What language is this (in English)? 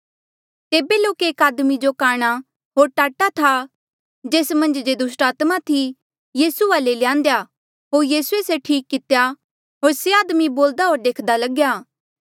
Mandeali